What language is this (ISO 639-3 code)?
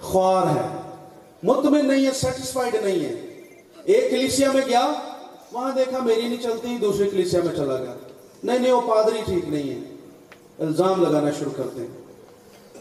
urd